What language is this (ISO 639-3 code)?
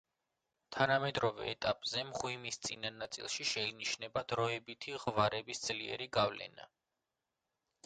kat